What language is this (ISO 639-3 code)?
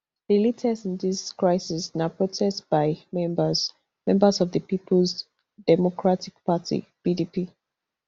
pcm